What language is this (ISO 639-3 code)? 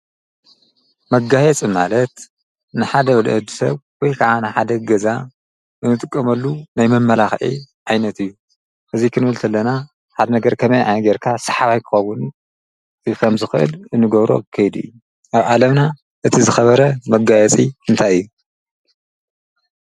tir